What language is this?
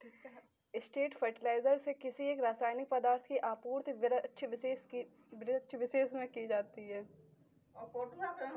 Hindi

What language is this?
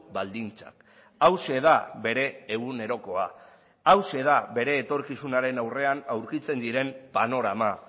Basque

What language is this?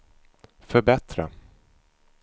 Swedish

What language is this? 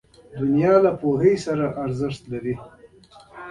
Pashto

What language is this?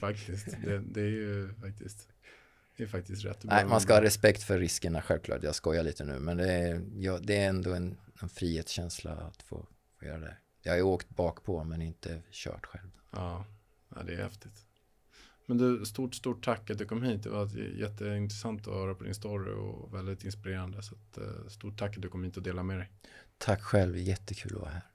Swedish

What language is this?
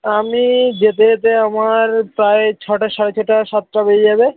Bangla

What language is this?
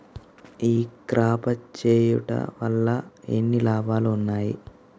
Telugu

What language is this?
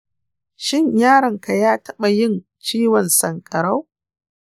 Hausa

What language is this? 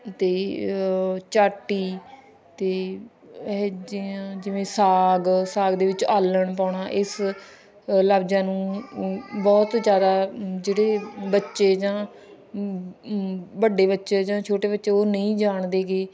Punjabi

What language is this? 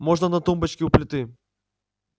Russian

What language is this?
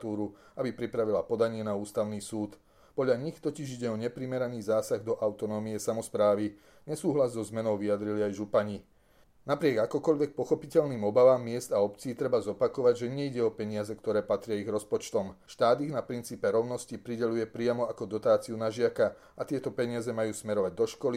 Slovak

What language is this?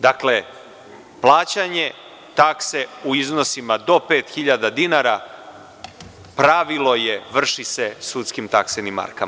Serbian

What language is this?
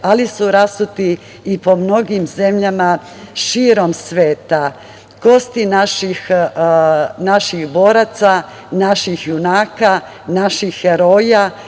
Serbian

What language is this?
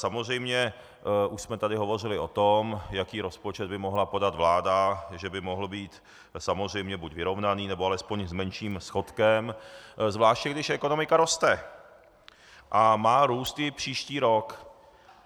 Czech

